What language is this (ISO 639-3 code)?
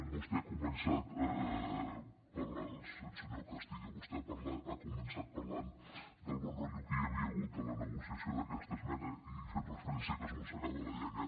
cat